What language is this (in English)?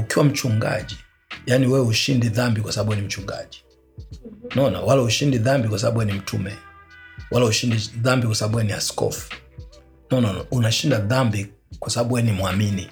Swahili